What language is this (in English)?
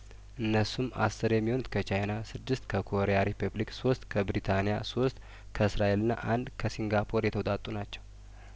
Amharic